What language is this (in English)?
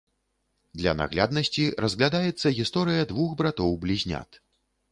Belarusian